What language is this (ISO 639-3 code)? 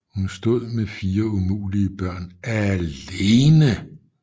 dan